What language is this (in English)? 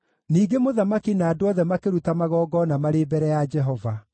Kikuyu